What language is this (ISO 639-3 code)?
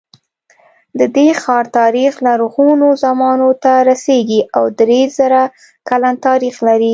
pus